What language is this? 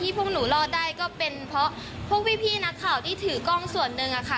Thai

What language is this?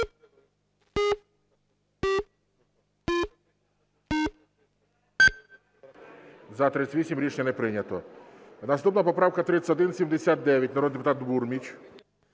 Ukrainian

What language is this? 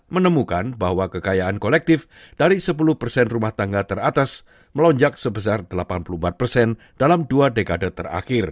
Indonesian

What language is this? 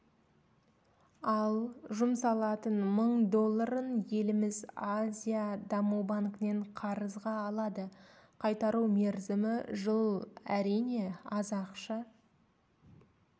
Kazakh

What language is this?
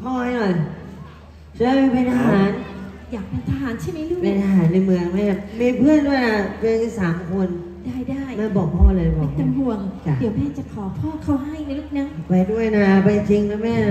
Thai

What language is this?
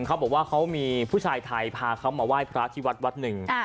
Thai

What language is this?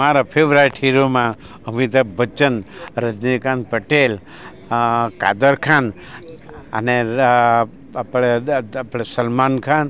Gujarati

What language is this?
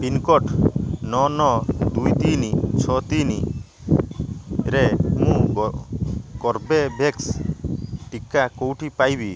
Odia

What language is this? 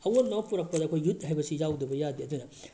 Manipuri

